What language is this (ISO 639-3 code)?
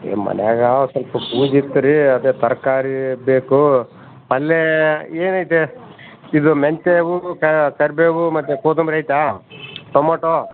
kan